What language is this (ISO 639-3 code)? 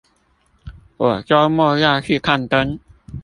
zho